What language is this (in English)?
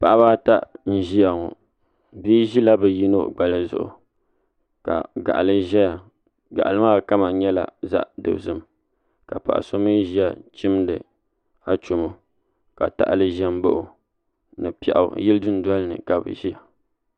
Dagbani